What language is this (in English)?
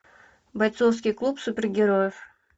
Russian